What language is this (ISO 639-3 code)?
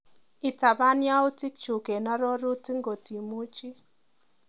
kln